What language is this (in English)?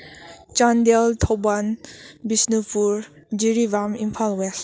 Manipuri